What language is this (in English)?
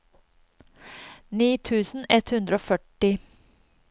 Norwegian